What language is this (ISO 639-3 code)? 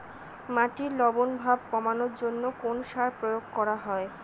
ben